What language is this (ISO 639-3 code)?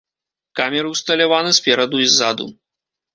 bel